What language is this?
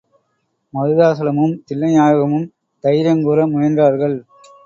Tamil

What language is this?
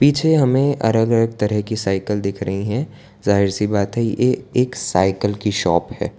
Hindi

